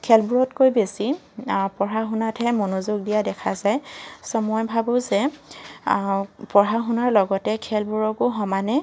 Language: Assamese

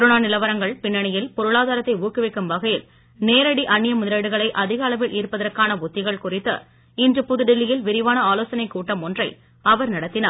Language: Tamil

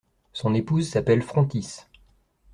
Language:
French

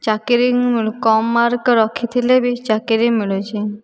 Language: Odia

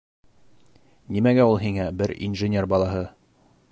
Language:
Bashkir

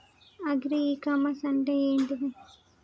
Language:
Telugu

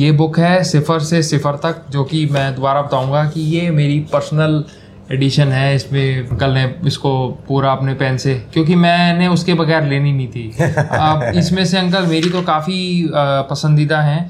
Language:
Hindi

